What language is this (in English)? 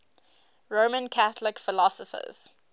English